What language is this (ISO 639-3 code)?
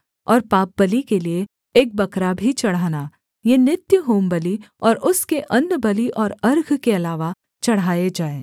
hin